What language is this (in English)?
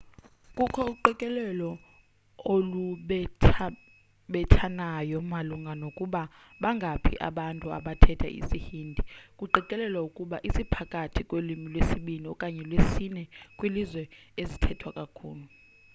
Xhosa